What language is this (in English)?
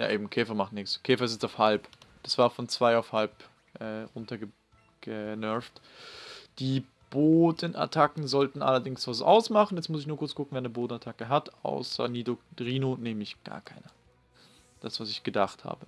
German